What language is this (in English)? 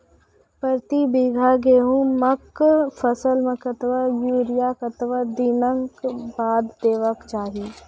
Maithili